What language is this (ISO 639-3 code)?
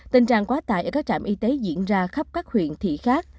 vie